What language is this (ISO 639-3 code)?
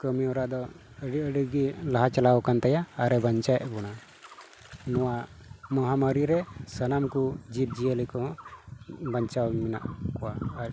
sat